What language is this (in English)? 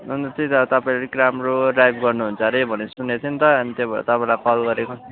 Nepali